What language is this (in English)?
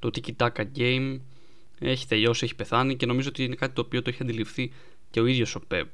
Greek